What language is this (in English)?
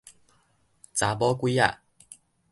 Min Nan Chinese